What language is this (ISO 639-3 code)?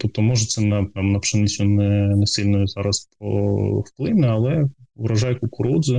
ukr